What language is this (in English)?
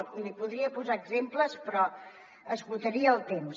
Catalan